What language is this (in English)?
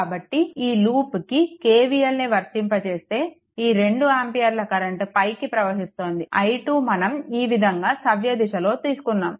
Telugu